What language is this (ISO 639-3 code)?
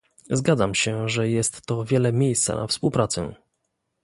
pol